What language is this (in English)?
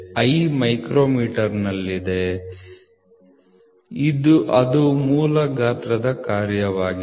Kannada